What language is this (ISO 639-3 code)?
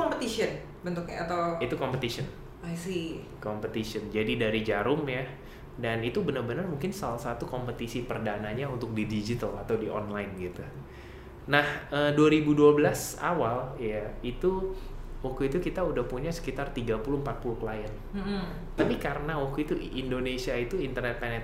ind